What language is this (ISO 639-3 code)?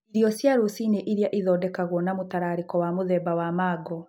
kik